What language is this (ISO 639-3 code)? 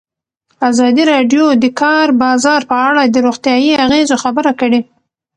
pus